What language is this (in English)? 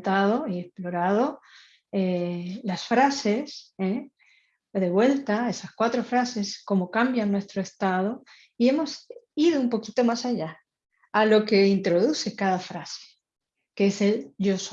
Spanish